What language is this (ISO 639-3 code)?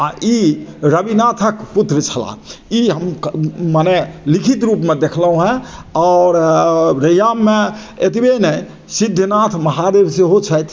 mai